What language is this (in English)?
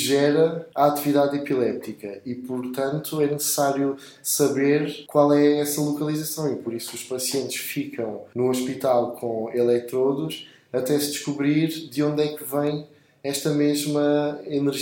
Portuguese